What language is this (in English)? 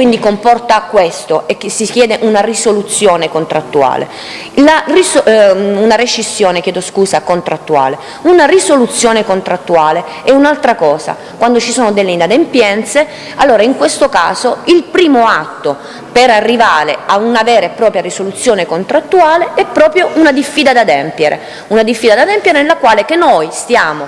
Italian